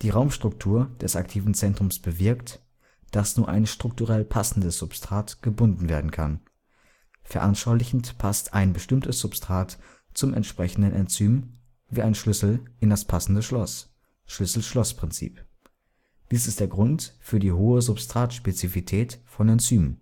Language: German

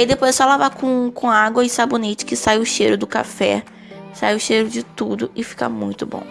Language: Portuguese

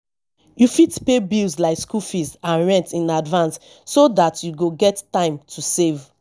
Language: Nigerian Pidgin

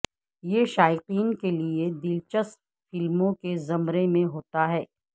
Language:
Urdu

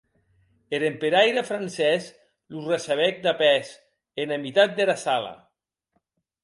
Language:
Occitan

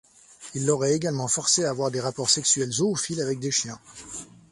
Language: French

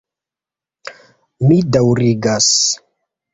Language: Esperanto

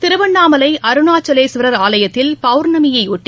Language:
Tamil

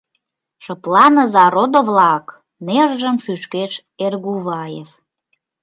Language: Mari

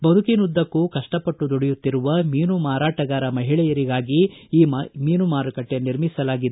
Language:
Kannada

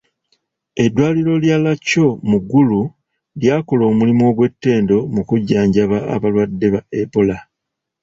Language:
Ganda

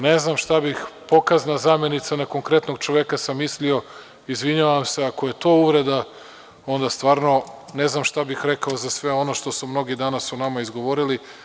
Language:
Serbian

